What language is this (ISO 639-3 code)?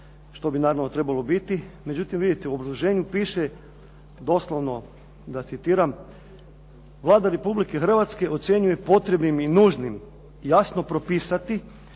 hrv